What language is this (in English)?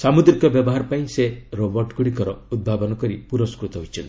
Odia